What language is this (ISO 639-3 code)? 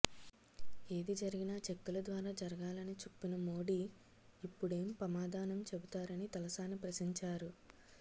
tel